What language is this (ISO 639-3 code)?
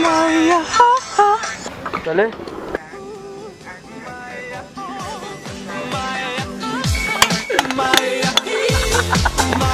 rus